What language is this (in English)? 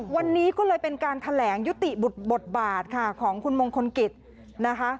Thai